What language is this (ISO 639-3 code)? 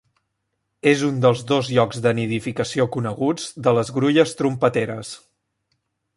cat